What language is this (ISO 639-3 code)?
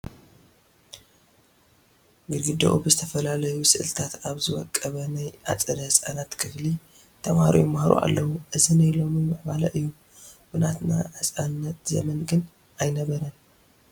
tir